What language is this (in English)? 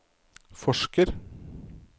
Norwegian